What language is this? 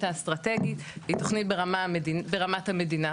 Hebrew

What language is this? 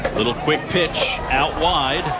English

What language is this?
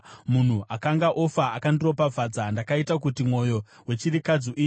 Shona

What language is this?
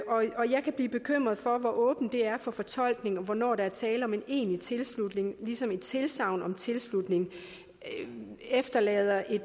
Danish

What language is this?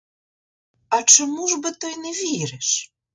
Ukrainian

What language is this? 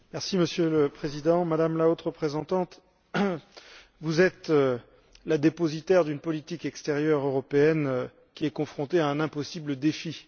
French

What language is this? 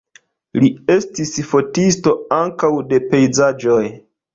Esperanto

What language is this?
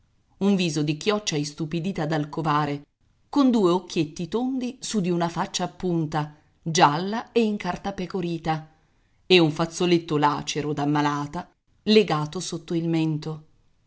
Italian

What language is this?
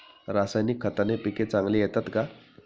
Marathi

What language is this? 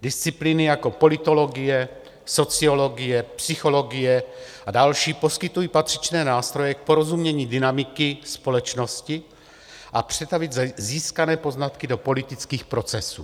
Czech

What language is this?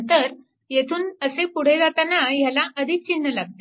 Marathi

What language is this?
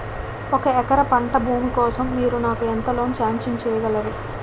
Telugu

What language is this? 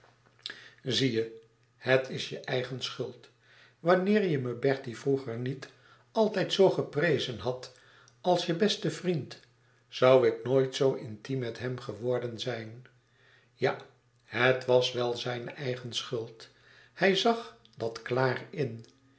Dutch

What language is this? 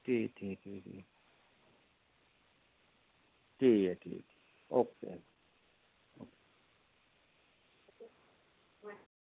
Dogri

